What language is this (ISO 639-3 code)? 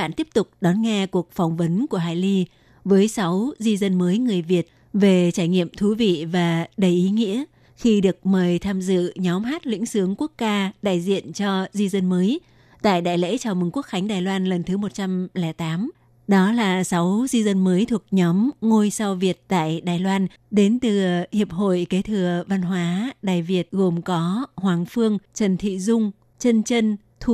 vie